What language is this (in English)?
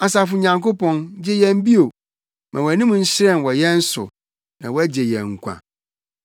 Akan